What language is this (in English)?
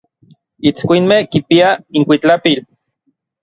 Orizaba Nahuatl